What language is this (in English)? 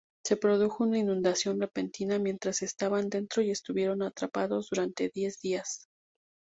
Spanish